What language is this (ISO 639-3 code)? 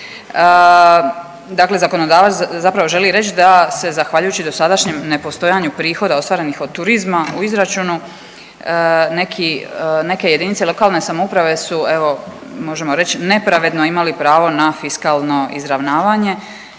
hrv